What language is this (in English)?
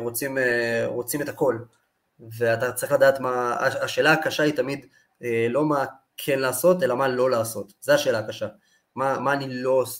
Hebrew